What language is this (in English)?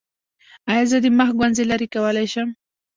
Pashto